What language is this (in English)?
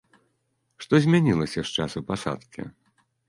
Belarusian